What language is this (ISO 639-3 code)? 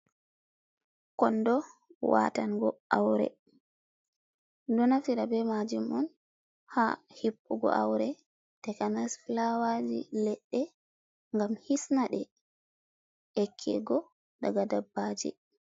ful